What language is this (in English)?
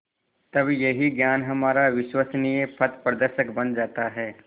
Hindi